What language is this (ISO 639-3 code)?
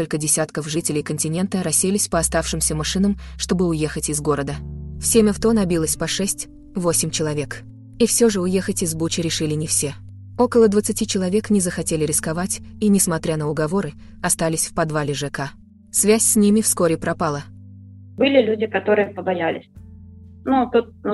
rus